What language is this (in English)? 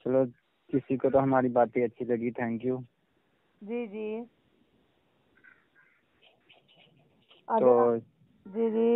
Hindi